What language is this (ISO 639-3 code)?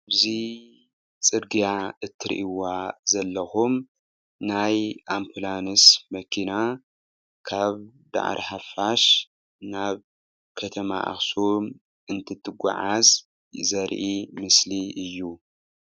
tir